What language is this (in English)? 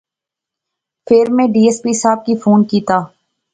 Pahari-Potwari